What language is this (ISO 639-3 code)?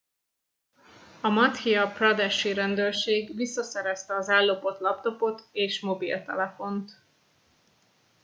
hun